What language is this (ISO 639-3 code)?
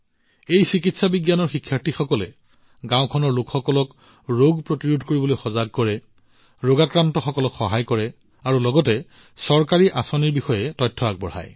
asm